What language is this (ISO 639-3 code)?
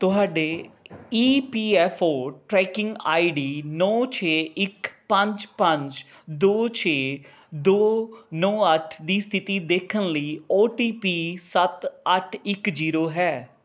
pan